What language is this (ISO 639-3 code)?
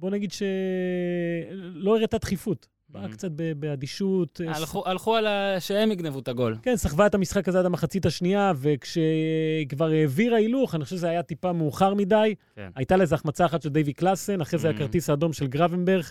heb